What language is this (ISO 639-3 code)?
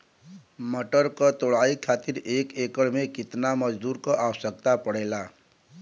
bho